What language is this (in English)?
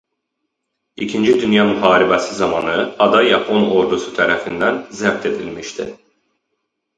Azerbaijani